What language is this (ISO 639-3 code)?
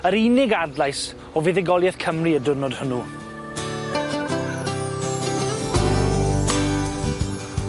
cym